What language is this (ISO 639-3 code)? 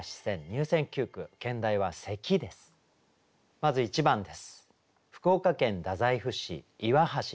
jpn